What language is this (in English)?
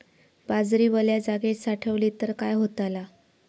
Marathi